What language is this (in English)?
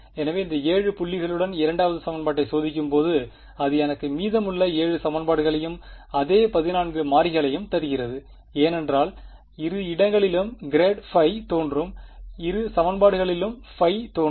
Tamil